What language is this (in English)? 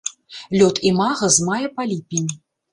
Belarusian